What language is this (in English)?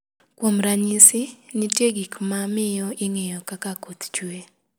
Luo (Kenya and Tanzania)